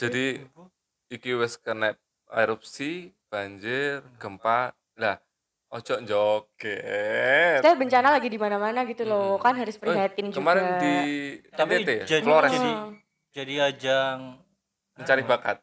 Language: Indonesian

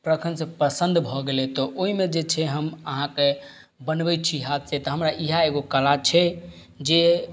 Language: Maithili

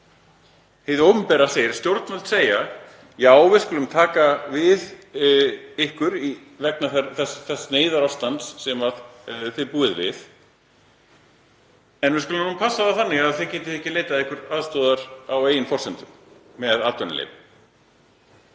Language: Icelandic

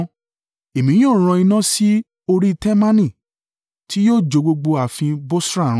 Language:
Yoruba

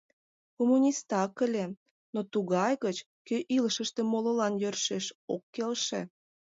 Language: Mari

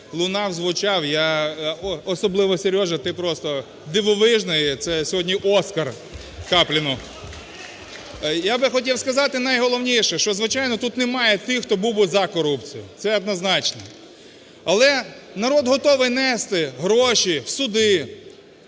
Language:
Ukrainian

